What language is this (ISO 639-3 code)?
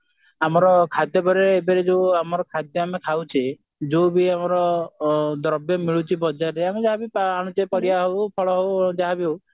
ori